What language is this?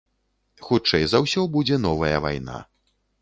Belarusian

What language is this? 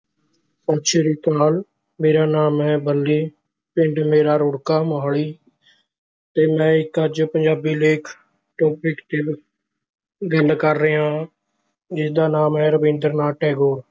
Punjabi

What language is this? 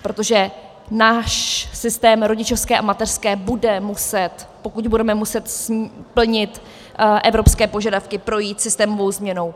Czech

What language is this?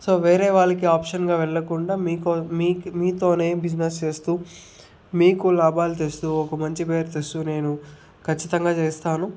Telugu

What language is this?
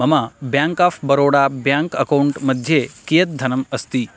Sanskrit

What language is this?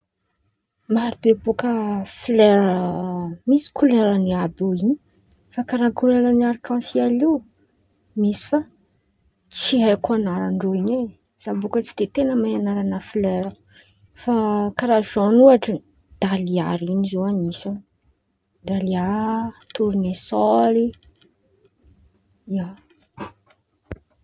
Antankarana Malagasy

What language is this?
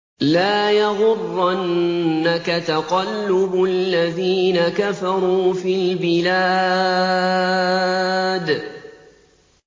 Arabic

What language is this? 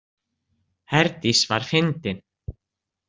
Icelandic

